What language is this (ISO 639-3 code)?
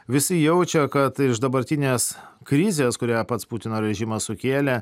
lit